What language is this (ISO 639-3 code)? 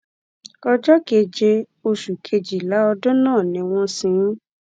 yor